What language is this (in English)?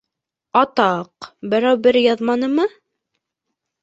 Bashkir